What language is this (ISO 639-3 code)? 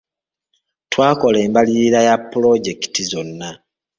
lug